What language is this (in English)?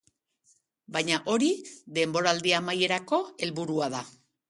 Basque